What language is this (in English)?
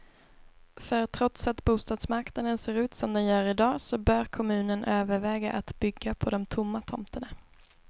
Swedish